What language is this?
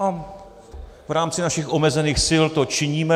Czech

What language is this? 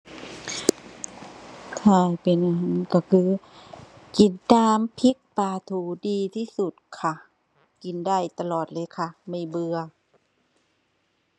Thai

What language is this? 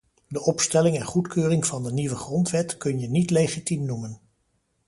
Dutch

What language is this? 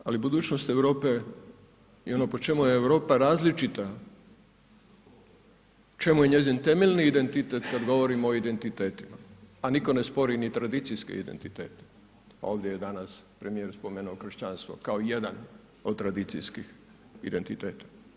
Croatian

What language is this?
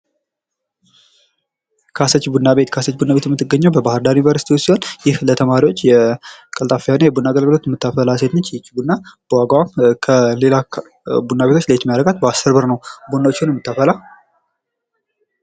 Amharic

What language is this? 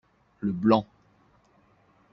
French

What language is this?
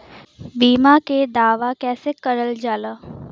Bhojpuri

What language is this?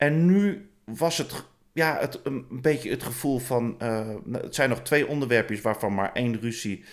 Dutch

